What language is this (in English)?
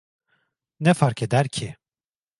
Turkish